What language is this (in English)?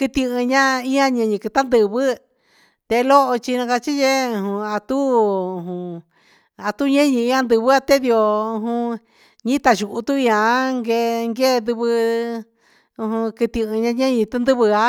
Huitepec Mixtec